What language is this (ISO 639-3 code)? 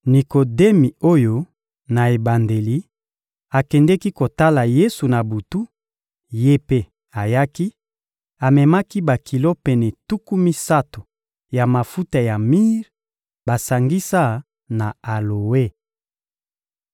lin